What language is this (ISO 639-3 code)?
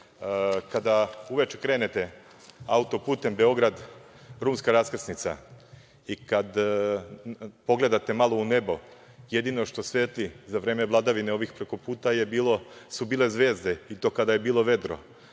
srp